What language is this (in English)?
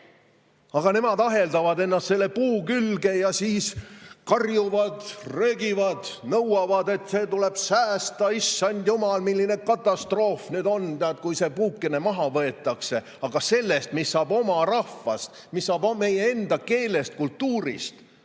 Estonian